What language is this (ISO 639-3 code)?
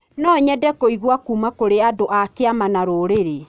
kik